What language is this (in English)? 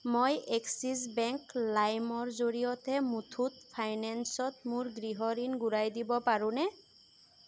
Assamese